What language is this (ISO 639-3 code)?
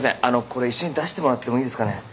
jpn